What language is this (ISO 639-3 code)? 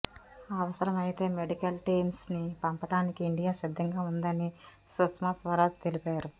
tel